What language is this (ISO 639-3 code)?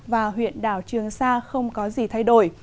vie